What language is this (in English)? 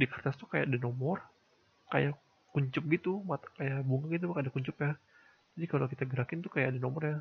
Indonesian